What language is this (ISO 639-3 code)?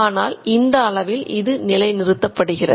tam